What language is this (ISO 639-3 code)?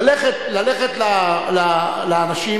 heb